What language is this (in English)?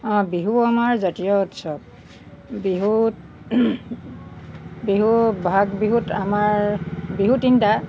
Assamese